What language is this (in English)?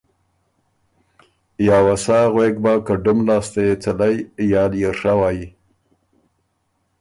Ormuri